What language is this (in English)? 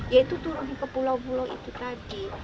Indonesian